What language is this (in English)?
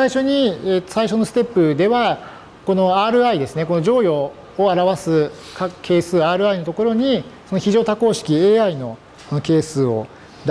Japanese